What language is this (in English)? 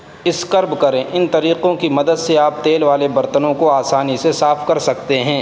Urdu